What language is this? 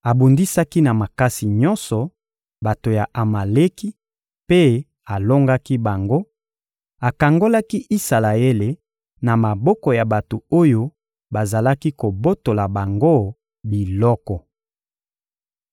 Lingala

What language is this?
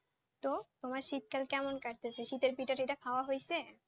Bangla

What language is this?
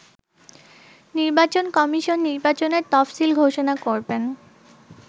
Bangla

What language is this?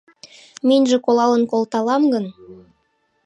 Mari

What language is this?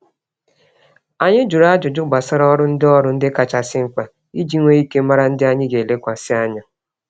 Igbo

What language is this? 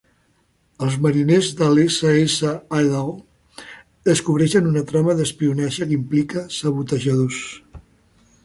Catalan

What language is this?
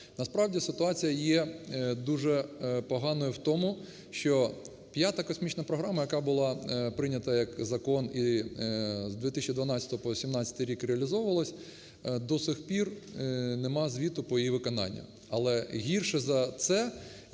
Ukrainian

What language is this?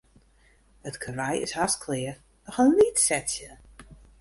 Western Frisian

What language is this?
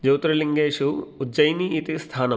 Sanskrit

